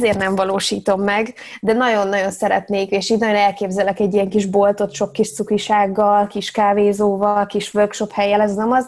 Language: Hungarian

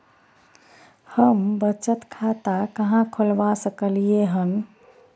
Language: Maithili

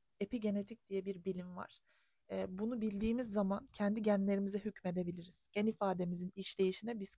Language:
Turkish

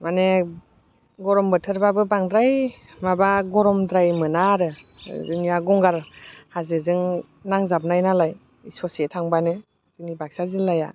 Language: Bodo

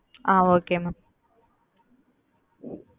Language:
Tamil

